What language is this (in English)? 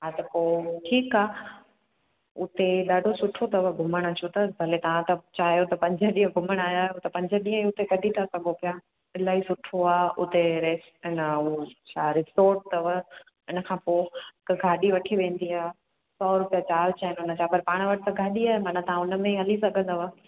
Sindhi